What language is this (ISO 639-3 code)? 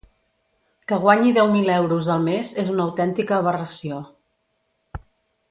cat